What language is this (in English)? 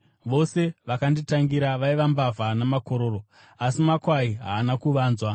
Shona